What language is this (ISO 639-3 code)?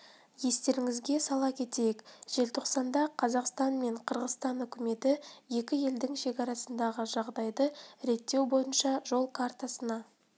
kaz